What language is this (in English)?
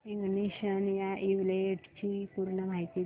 Marathi